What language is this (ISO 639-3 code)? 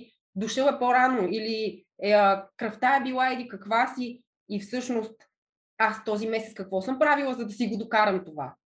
bul